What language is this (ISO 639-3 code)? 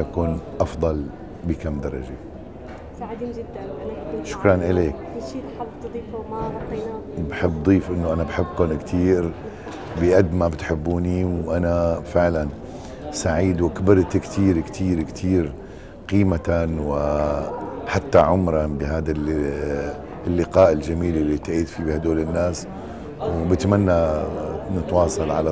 ara